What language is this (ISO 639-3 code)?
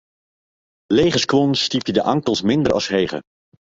fry